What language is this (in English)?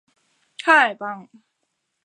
Chinese